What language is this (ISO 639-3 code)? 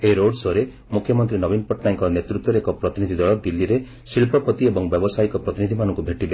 ori